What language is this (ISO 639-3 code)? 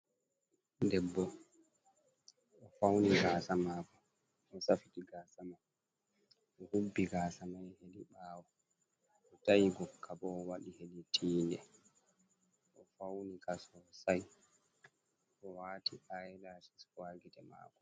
ful